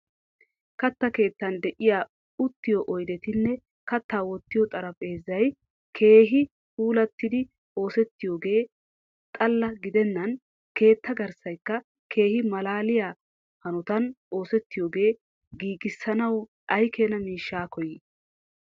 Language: Wolaytta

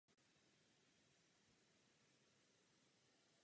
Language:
Czech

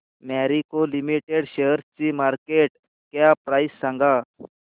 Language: Marathi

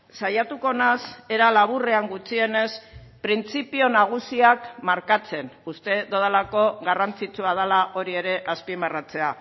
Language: Basque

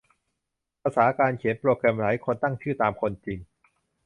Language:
Thai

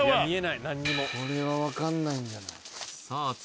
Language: Japanese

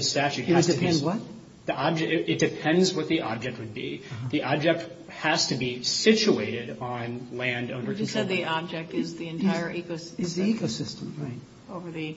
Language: English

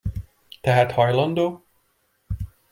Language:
Hungarian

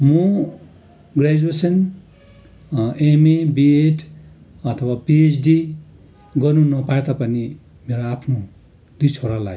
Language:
Nepali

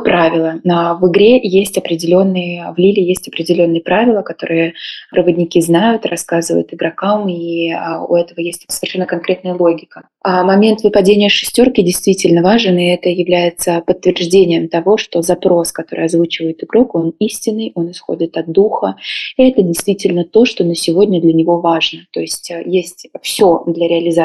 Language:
Russian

